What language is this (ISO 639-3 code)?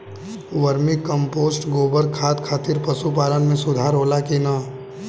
bho